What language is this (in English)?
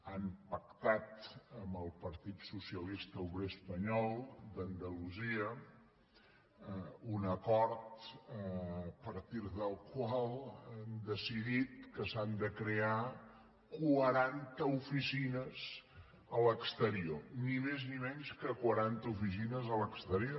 Catalan